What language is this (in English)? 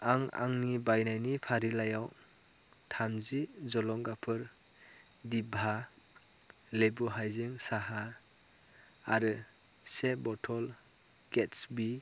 Bodo